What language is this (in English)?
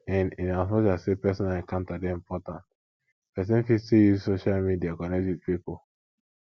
Nigerian Pidgin